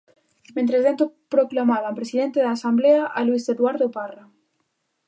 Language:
Galician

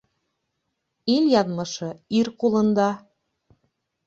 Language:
Bashkir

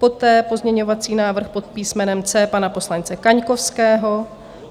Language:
Czech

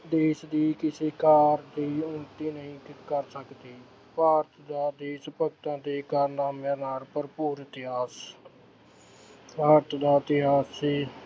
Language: Punjabi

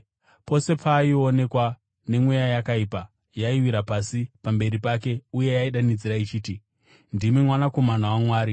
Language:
Shona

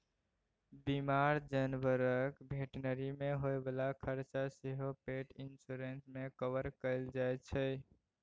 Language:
Maithili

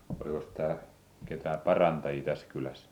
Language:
Finnish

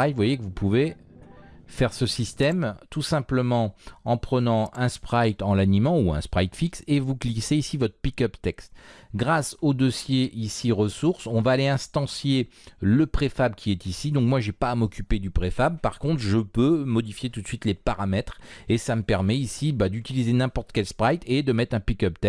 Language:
French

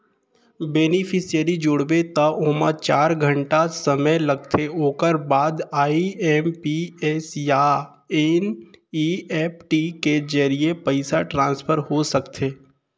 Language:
Chhattisgarhi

